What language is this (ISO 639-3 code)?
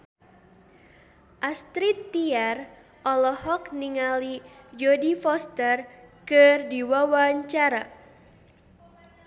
sun